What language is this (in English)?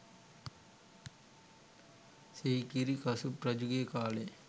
Sinhala